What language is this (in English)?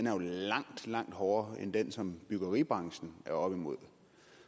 Danish